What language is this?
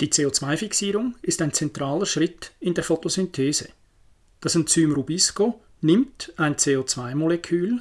German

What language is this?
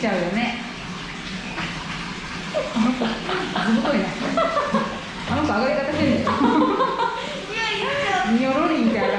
Japanese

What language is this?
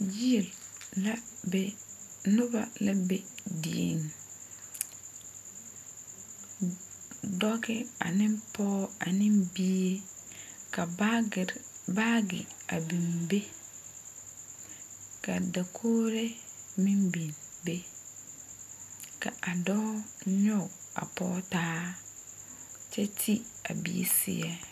Southern Dagaare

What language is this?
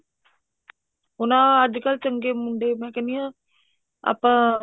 Punjabi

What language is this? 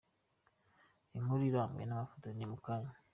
Kinyarwanda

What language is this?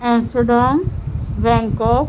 Urdu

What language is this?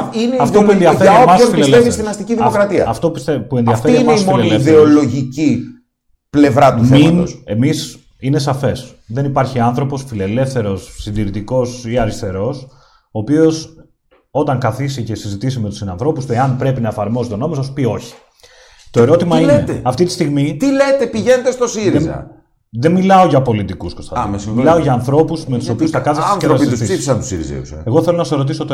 Greek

